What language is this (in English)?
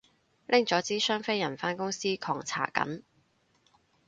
Cantonese